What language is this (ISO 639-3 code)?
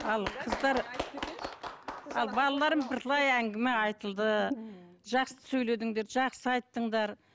kaz